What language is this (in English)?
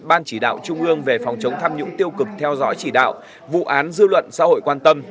Vietnamese